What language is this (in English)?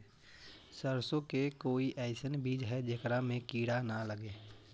Magahi